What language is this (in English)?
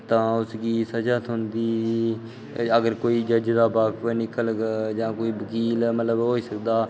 Dogri